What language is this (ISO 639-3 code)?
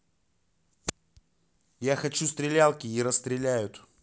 rus